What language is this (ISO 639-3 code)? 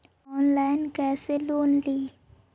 mag